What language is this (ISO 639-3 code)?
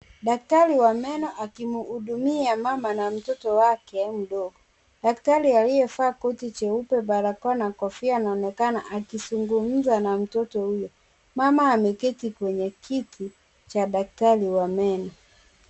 swa